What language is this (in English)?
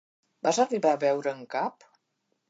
Catalan